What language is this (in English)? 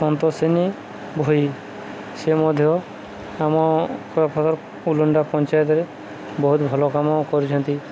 Odia